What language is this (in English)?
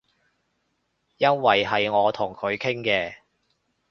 Cantonese